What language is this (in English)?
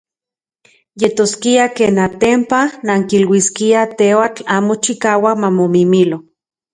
Central Puebla Nahuatl